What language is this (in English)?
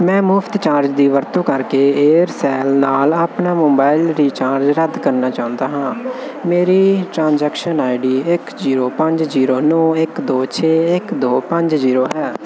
Punjabi